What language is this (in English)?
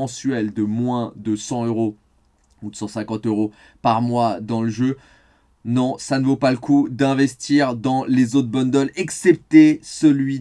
French